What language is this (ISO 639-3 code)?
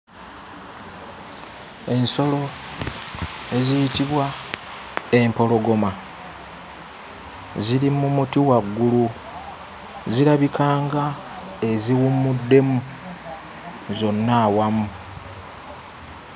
lug